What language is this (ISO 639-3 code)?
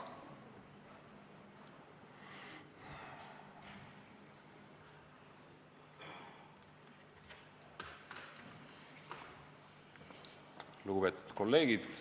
est